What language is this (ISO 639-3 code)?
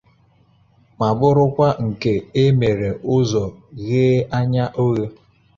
ibo